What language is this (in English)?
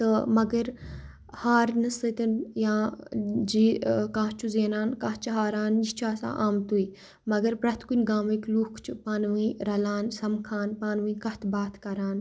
Kashmiri